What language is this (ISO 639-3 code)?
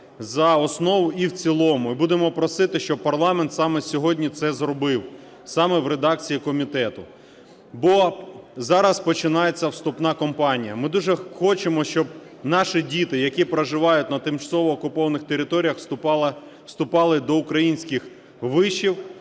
ukr